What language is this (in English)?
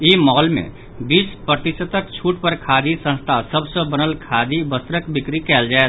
Maithili